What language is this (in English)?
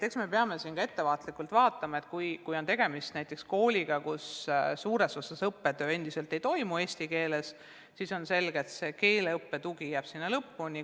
Estonian